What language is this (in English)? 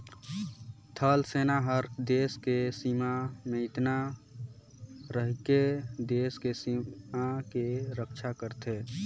Chhattisgarhi